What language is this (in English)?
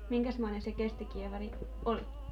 Finnish